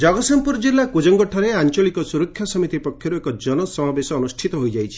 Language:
Odia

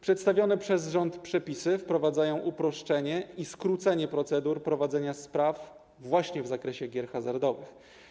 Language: Polish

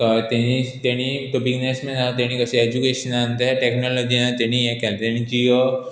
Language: Konkani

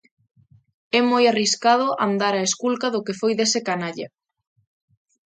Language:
Galician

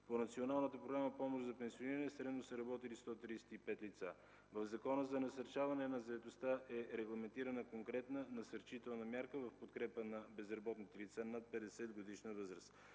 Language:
Bulgarian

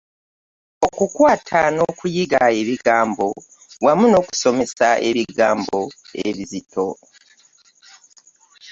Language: Ganda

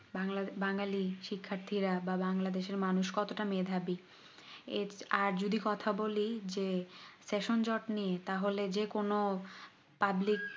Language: Bangla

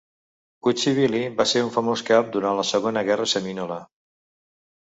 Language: Catalan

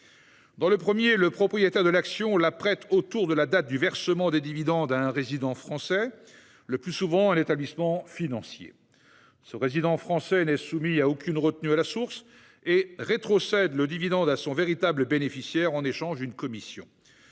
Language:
French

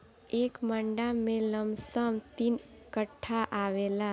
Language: Bhojpuri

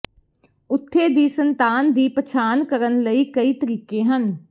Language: Punjabi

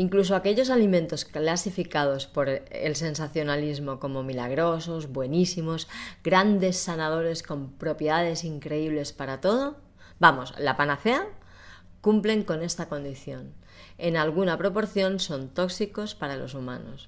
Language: Spanish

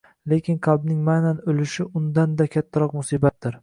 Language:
Uzbek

